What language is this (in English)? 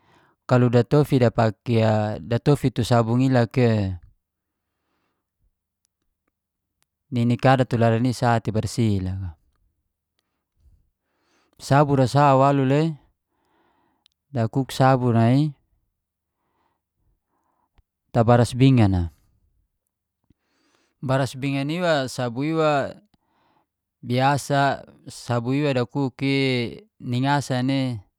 Geser-Gorom